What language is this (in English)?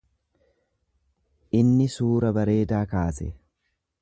Oromo